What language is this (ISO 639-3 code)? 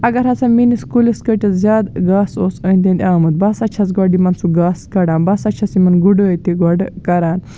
kas